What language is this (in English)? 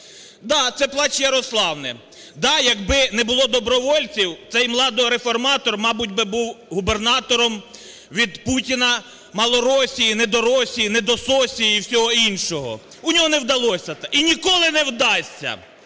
Ukrainian